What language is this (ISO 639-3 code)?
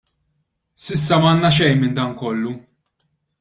mlt